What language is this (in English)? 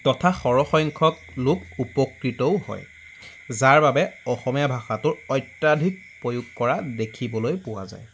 Assamese